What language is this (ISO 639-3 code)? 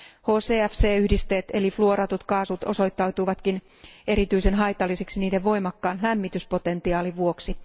fin